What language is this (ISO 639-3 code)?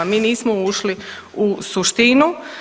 hrv